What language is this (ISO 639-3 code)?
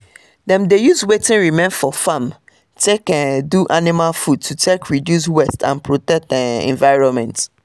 pcm